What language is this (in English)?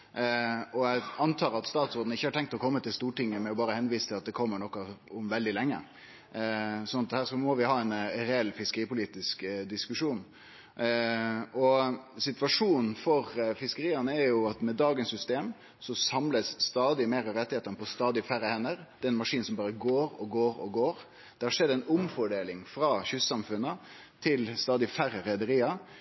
Norwegian Nynorsk